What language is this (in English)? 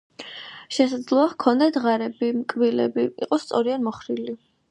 Georgian